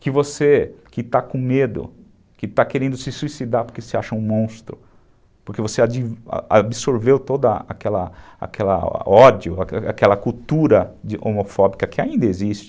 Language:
Portuguese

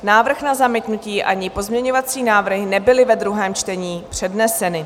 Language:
Czech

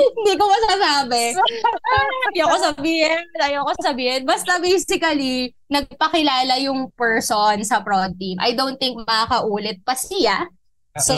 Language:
Filipino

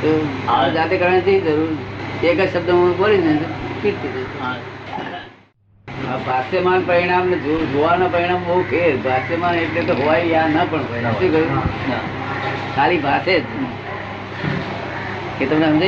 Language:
Gujarati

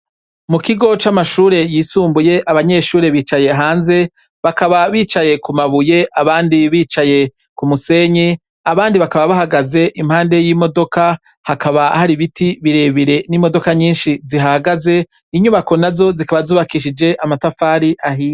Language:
Rundi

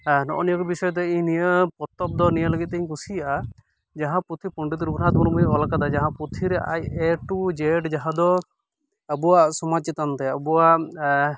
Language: Santali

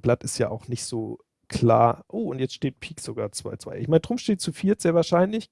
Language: German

